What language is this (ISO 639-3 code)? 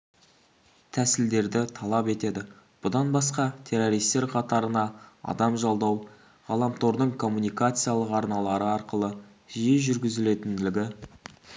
kaz